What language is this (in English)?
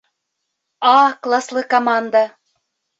Bashkir